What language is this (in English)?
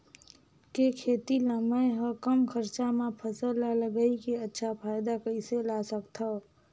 Chhattisgarhi